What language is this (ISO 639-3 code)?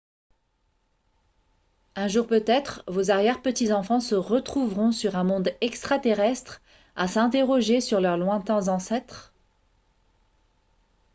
fra